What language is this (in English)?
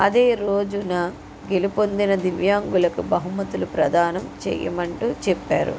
Telugu